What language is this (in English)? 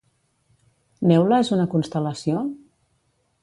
Catalan